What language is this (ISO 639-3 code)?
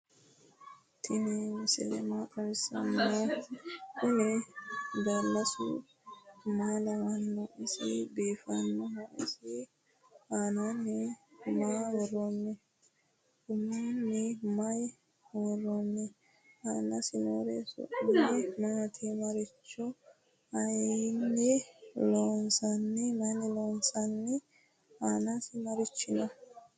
sid